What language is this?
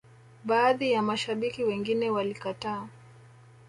Swahili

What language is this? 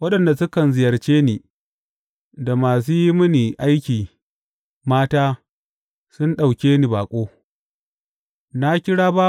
Hausa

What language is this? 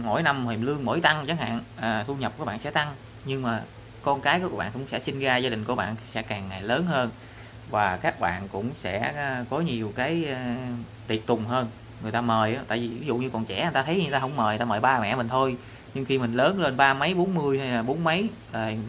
Vietnamese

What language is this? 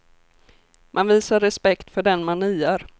Swedish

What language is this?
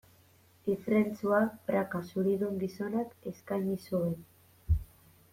Basque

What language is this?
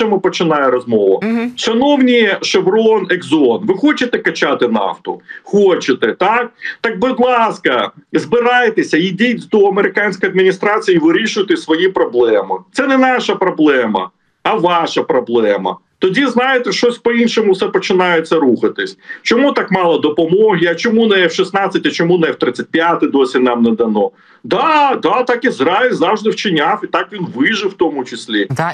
Ukrainian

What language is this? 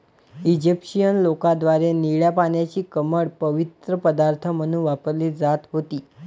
Marathi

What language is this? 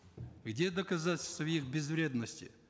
Kazakh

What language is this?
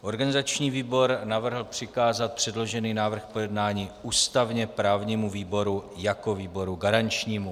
Czech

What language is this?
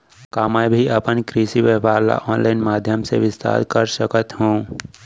Chhattisgarhi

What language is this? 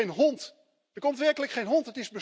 Dutch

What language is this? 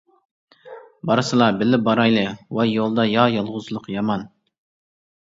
Uyghur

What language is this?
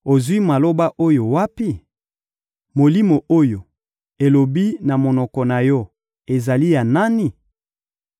Lingala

